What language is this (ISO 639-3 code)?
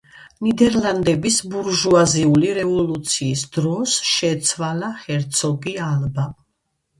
kat